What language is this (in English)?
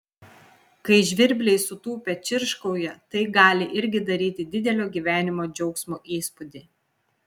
Lithuanian